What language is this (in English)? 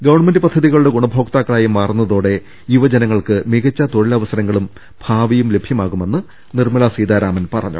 Malayalam